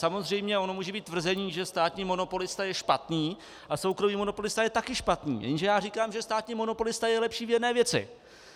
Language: Czech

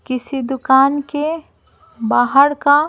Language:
Hindi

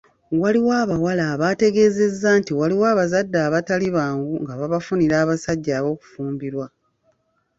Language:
Ganda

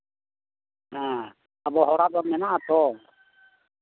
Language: Santali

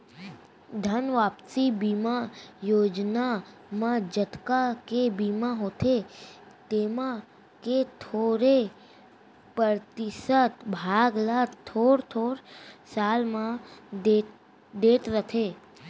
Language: Chhattisgarhi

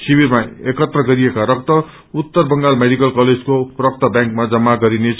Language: Nepali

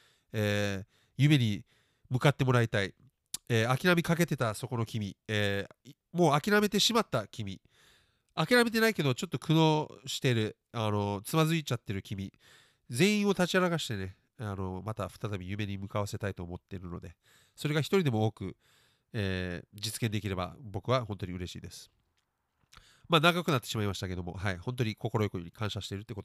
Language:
Japanese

